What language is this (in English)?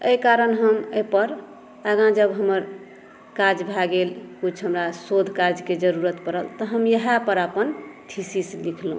Maithili